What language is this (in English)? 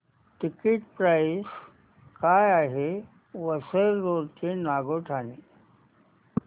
Marathi